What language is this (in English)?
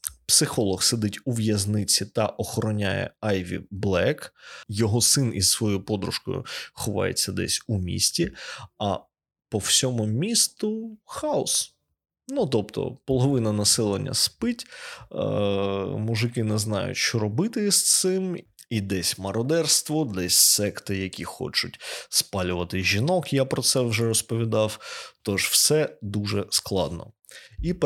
Ukrainian